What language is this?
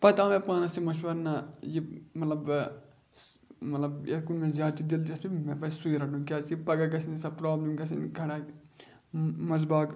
Kashmiri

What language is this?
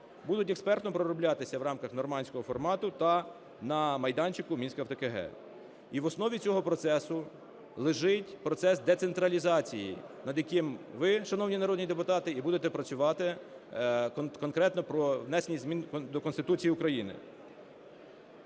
Ukrainian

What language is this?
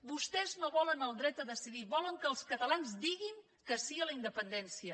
Catalan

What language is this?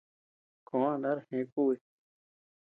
Tepeuxila Cuicatec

